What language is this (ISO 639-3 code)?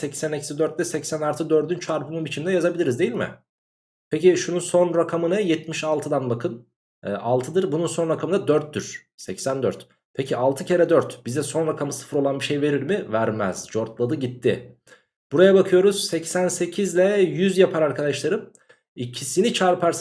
tur